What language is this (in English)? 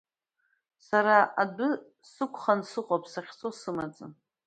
Abkhazian